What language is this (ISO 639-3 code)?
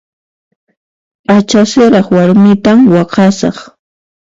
qxp